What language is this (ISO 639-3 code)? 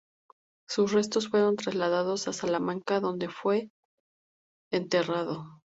spa